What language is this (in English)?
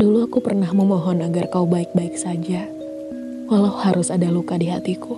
Indonesian